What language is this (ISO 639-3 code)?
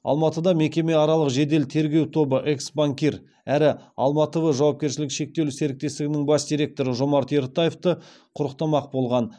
kaz